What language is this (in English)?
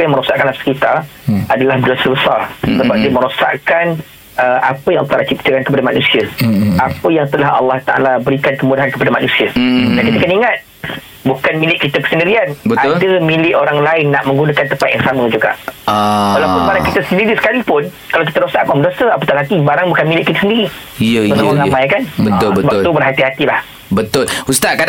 Malay